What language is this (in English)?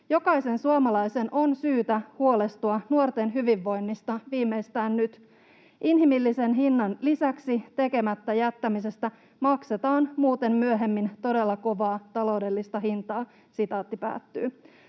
Finnish